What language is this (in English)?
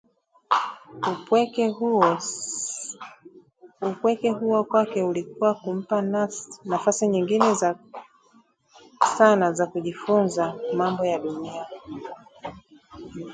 Swahili